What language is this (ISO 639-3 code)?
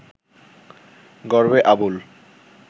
ben